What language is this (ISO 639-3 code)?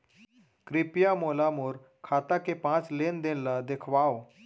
hne